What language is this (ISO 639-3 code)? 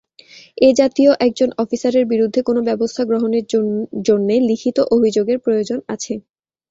ben